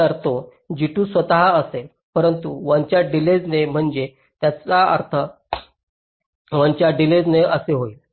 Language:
Marathi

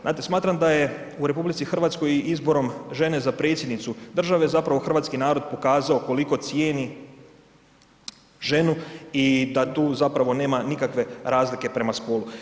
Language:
Croatian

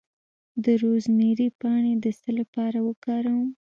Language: Pashto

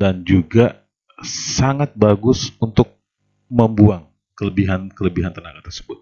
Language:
Indonesian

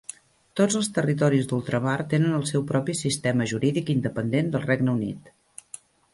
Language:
Catalan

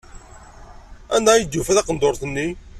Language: Kabyle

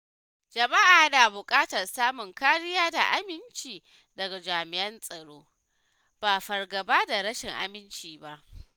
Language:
Hausa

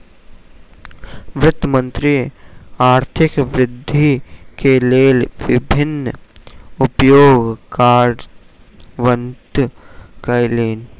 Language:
Maithili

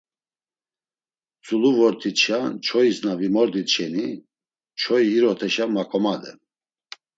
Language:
Laz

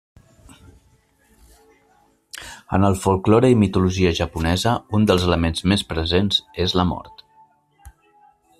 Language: Catalan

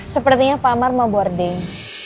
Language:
Indonesian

